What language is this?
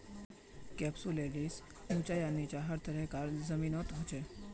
Magahi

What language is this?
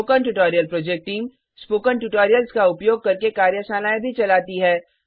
Hindi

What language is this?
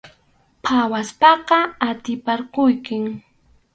Arequipa-La Unión Quechua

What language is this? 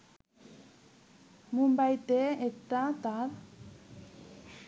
Bangla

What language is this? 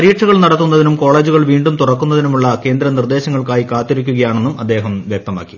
Malayalam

